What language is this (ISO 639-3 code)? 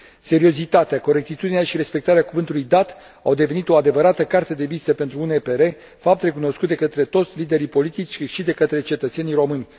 ron